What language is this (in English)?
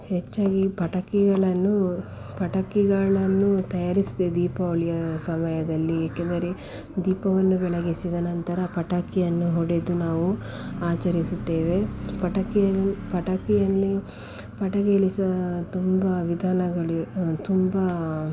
Kannada